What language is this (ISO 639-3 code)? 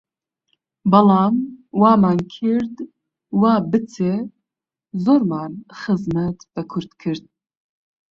ckb